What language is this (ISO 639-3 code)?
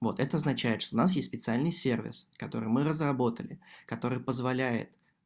rus